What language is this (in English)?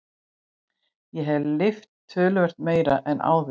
Icelandic